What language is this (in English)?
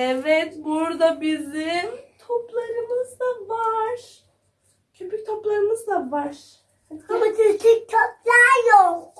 Turkish